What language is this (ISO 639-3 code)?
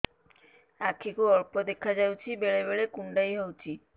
ori